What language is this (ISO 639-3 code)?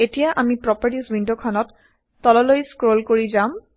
asm